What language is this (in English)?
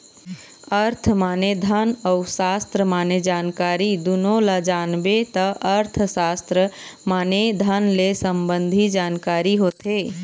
Chhattisgarhi